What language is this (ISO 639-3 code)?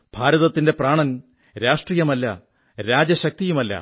mal